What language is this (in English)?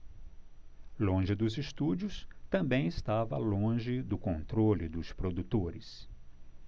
Portuguese